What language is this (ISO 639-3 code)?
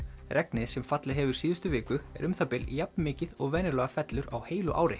isl